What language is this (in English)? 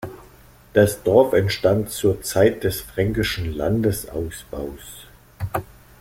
German